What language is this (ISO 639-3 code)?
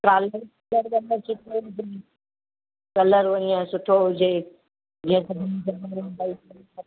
snd